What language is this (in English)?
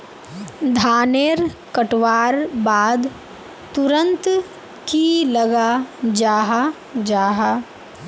Magahi